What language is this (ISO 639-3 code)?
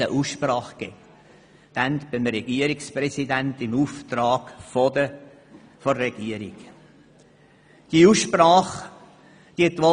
gsw